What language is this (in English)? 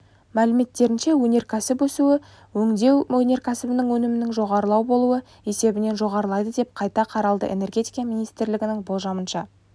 Kazakh